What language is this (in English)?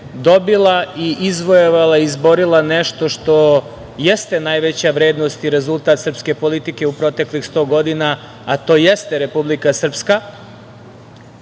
Serbian